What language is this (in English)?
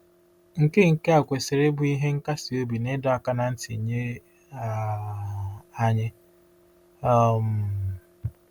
Igbo